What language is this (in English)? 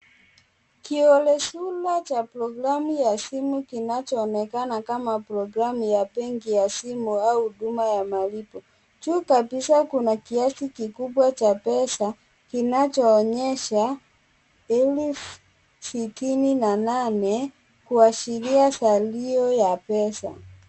Swahili